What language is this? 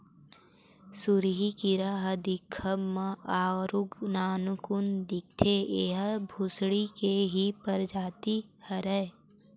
Chhattisgarhi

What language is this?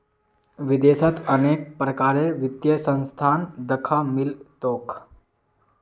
Magahi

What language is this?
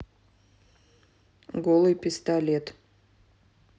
Russian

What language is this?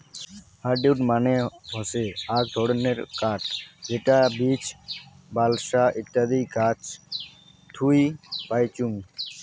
Bangla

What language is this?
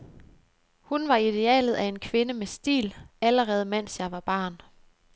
Danish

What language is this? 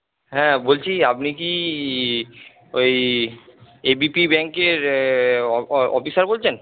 Bangla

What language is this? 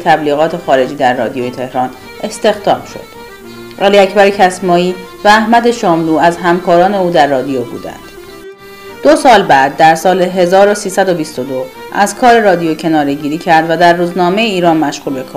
Persian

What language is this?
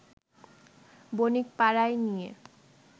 Bangla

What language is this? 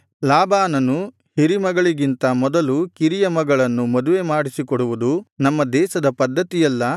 Kannada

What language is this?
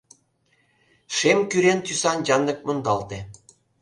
Mari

